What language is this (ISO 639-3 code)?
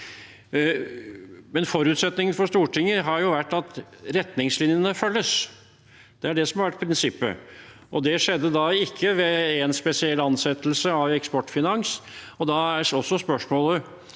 nor